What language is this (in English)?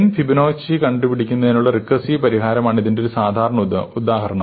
Malayalam